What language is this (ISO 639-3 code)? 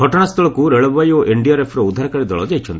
ori